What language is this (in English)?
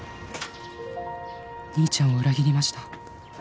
Japanese